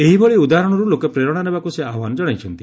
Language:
Odia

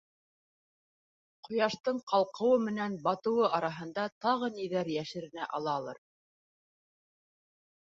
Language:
Bashkir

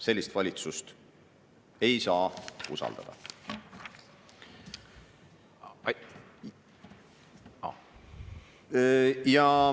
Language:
Estonian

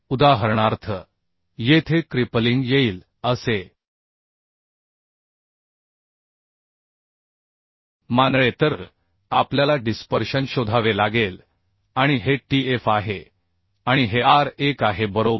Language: Marathi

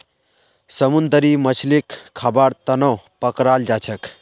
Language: Magahi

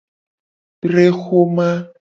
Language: Gen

